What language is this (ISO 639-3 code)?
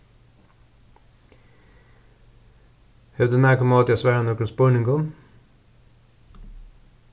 fao